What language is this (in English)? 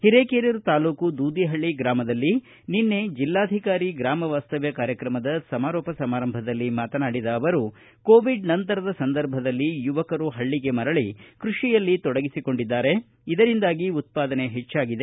Kannada